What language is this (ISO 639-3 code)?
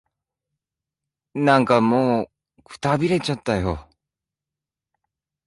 jpn